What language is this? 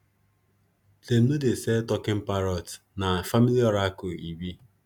Nigerian Pidgin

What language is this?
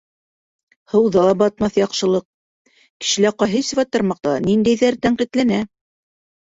Bashkir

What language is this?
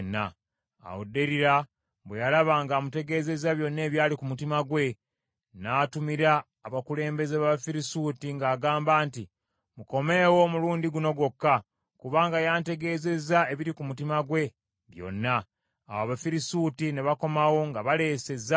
Ganda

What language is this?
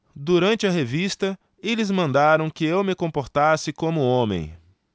Portuguese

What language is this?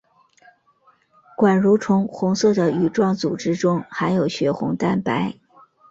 Chinese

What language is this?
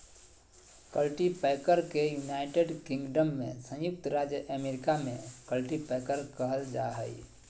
Magahi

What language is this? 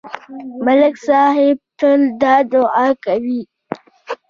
Pashto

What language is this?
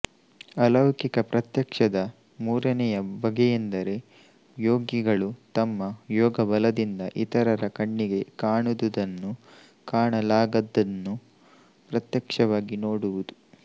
Kannada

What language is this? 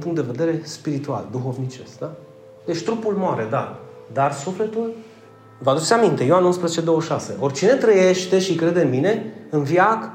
Romanian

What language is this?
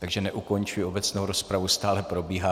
Czech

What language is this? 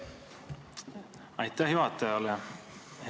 Estonian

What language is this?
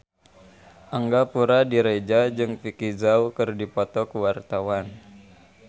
Sundanese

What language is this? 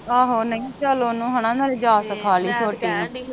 Punjabi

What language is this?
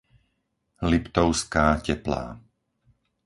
Slovak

